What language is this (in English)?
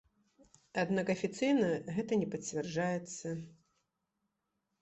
Belarusian